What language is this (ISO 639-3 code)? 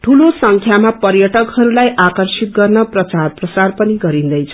nep